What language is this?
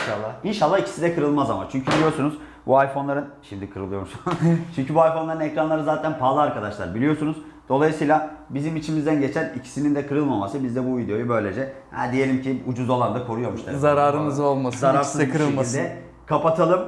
Turkish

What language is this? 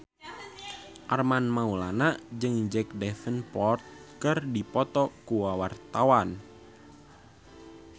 Sundanese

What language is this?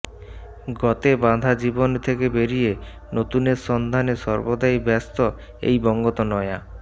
Bangla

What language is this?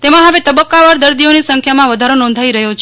Gujarati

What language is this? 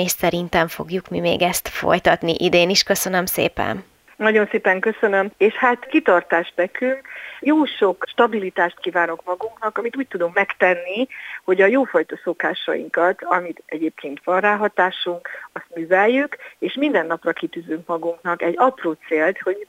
Hungarian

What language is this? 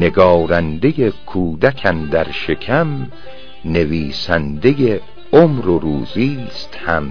Persian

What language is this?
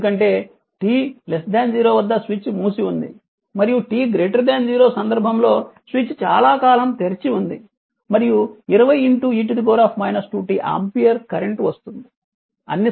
Telugu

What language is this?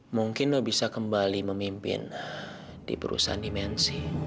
Indonesian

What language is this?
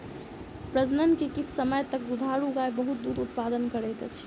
Maithili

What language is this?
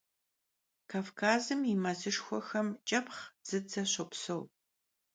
Kabardian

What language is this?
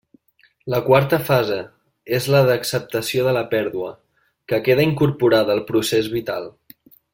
Catalan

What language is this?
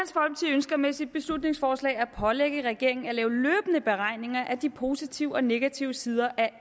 Danish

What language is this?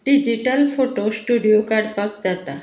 Konkani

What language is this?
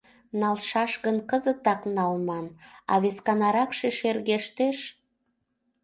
Mari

